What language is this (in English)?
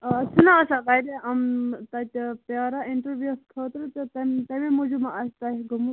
Kashmiri